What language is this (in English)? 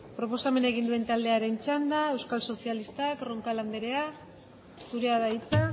Basque